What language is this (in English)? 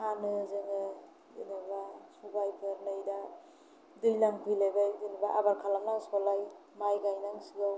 Bodo